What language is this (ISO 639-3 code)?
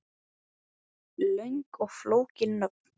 isl